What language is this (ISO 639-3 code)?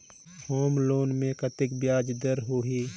hne